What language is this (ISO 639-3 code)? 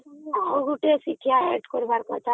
ori